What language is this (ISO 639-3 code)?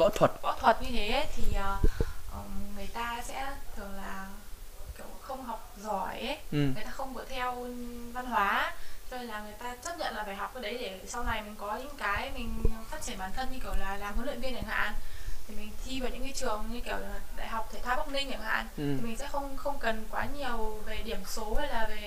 vie